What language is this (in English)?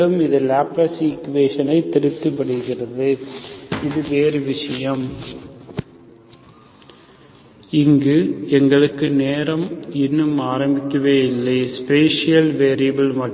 Tamil